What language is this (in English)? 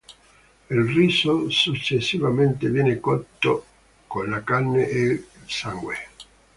Italian